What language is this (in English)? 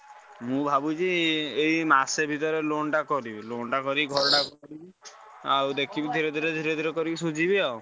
Odia